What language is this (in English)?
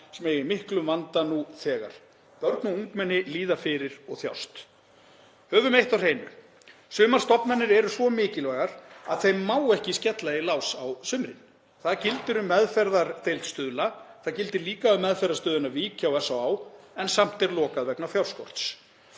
Icelandic